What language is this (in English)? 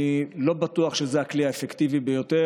Hebrew